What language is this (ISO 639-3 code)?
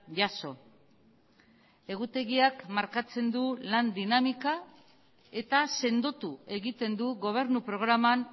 eus